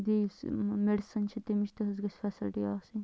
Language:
Kashmiri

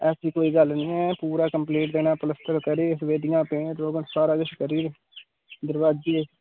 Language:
Dogri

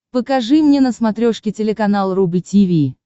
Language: Russian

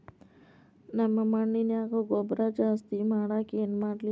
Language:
Kannada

